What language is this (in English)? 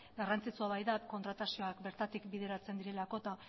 Basque